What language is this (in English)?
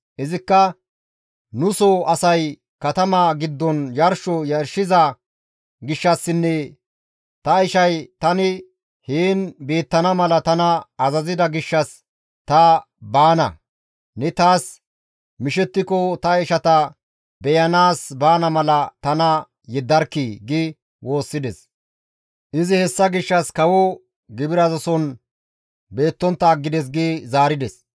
Gamo